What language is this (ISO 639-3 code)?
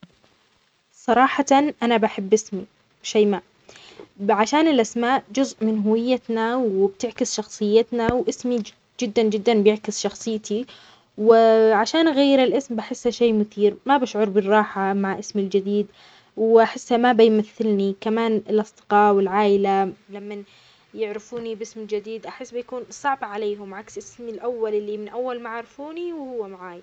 acx